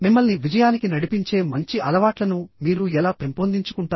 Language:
Telugu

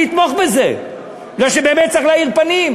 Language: Hebrew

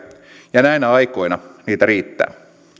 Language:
Finnish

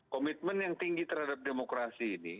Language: Indonesian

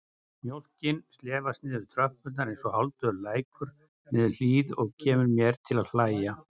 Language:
Icelandic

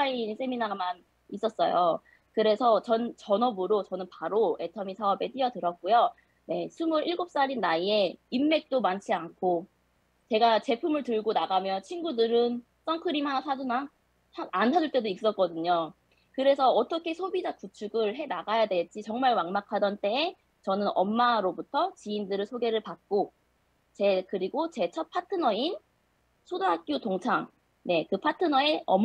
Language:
Korean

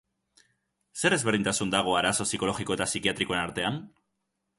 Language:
Basque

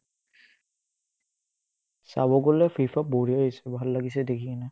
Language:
Assamese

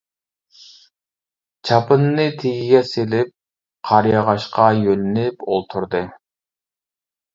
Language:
Uyghur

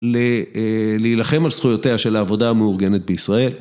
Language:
Hebrew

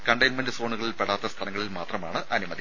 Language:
Malayalam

